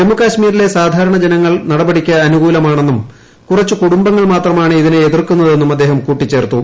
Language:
Malayalam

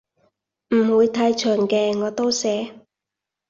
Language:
Cantonese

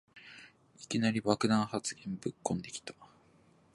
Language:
Japanese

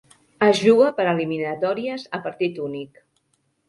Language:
Catalan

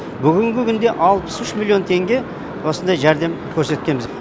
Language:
Kazakh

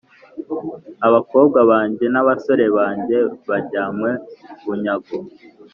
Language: Kinyarwanda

